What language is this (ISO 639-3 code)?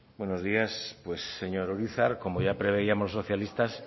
spa